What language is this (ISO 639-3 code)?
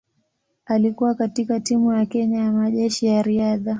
swa